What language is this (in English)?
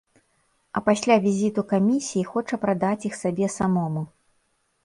Belarusian